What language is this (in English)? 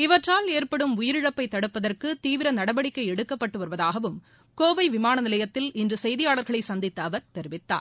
Tamil